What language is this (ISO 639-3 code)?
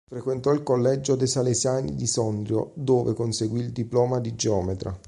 ita